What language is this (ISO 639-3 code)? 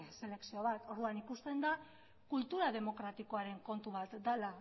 eus